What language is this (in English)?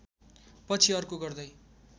Nepali